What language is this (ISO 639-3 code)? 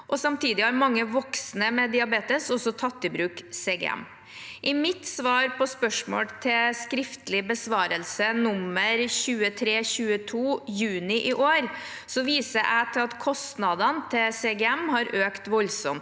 nor